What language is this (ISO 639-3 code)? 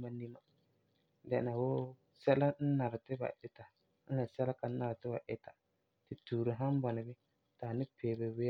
gur